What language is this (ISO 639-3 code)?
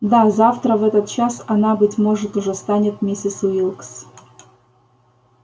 rus